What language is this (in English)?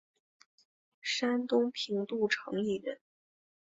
Chinese